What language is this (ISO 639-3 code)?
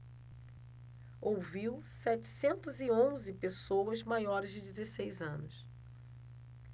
por